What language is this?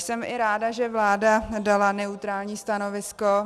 Czech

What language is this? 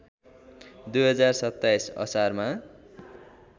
Nepali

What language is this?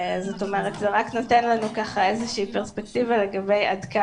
Hebrew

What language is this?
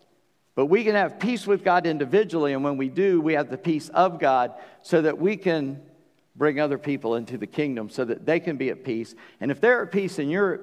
English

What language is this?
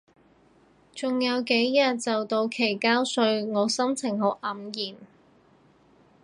Cantonese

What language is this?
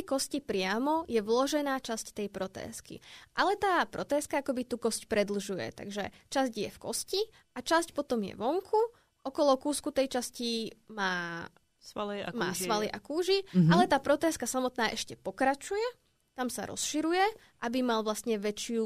Czech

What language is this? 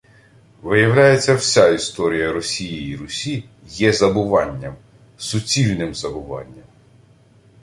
Ukrainian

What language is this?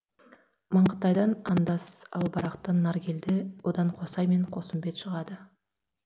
Kazakh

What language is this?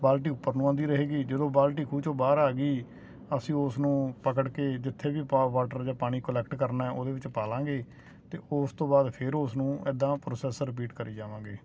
Punjabi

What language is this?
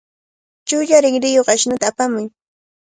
Cajatambo North Lima Quechua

